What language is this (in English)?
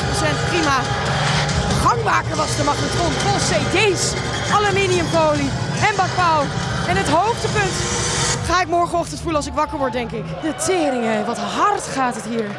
Dutch